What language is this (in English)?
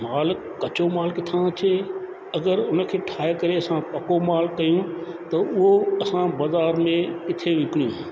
Sindhi